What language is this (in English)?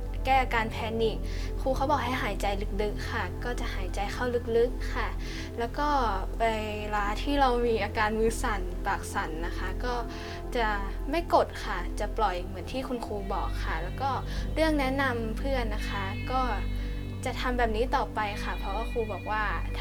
Thai